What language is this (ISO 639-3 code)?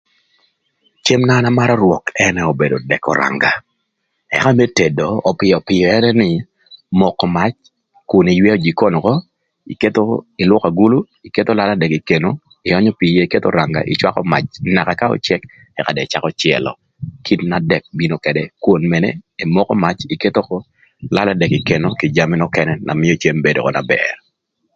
lth